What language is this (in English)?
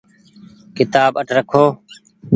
Goaria